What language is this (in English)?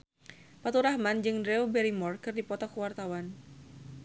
Sundanese